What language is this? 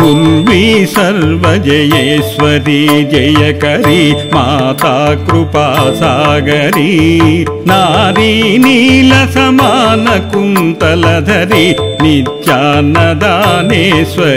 Romanian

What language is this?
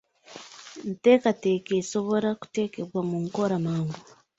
Ganda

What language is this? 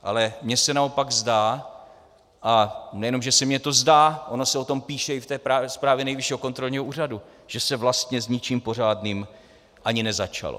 Czech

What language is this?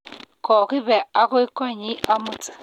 Kalenjin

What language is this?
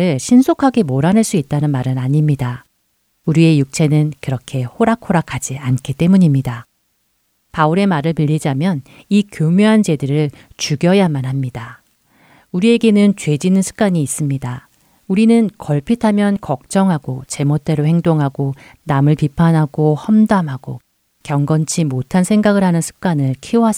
Korean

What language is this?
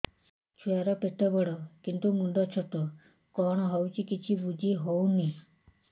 Odia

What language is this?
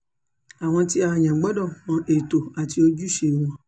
Yoruba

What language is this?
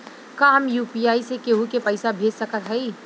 Bhojpuri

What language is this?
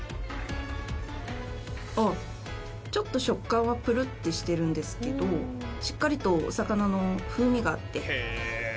Japanese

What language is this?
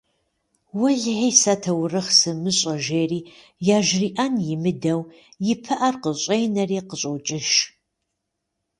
Kabardian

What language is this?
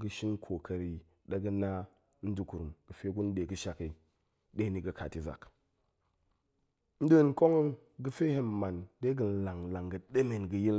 Goemai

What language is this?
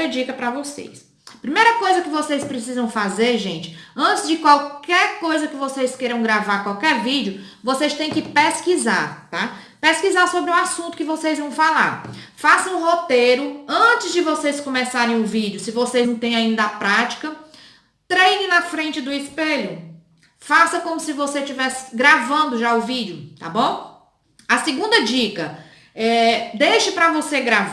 Portuguese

